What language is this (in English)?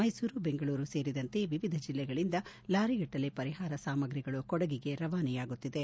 Kannada